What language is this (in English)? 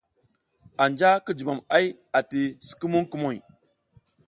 South Giziga